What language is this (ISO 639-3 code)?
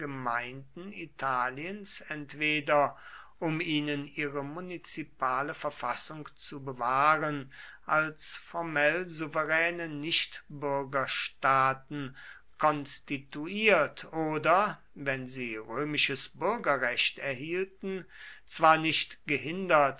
deu